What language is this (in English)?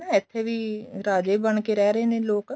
Punjabi